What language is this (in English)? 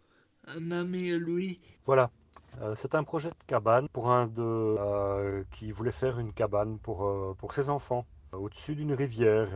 French